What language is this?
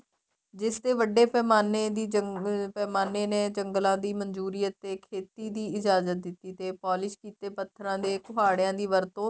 Punjabi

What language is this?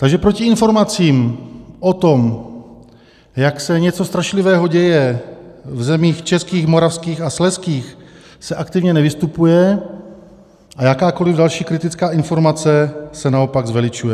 Czech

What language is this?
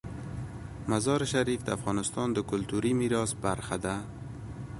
Pashto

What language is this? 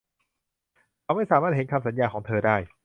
Thai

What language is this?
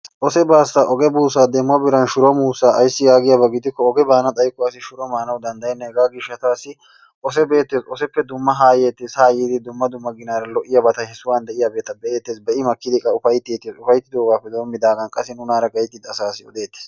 Wolaytta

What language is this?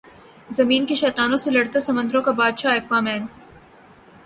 Urdu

